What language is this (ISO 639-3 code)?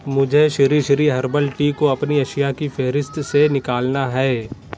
urd